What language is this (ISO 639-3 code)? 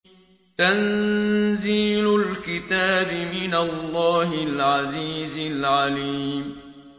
ara